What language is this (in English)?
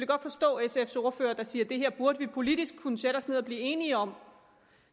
Danish